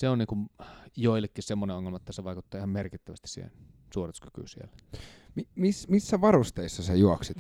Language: Finnish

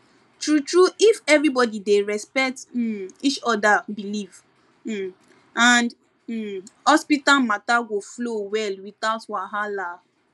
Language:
Nigerian Pidgin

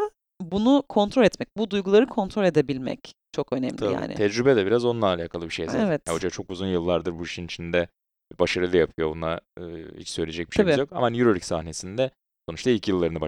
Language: Turkish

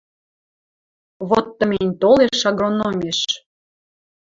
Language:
Western Mari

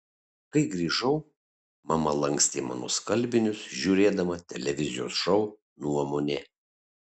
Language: Lithuanian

